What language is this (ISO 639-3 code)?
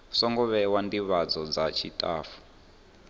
ven